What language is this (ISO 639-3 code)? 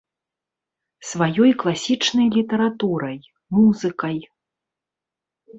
bel